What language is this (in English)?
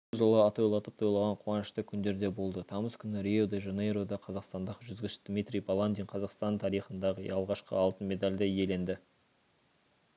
Kazakh